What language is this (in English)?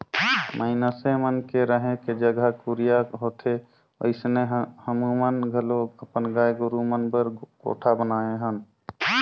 Chhattisgarhi